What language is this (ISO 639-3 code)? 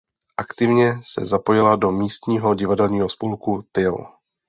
ces